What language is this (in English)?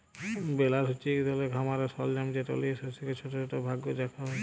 Bangla